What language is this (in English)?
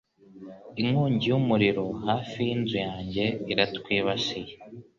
Kinyarwanda